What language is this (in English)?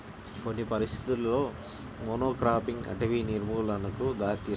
Telugu